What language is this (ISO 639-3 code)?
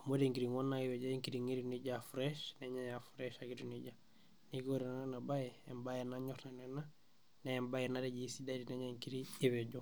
mas